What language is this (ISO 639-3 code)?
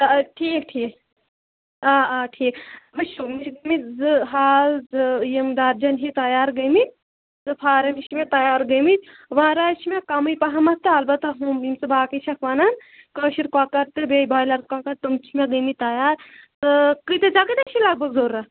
kas